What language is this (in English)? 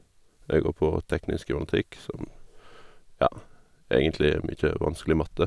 Norwegian